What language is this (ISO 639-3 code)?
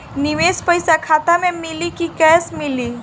bho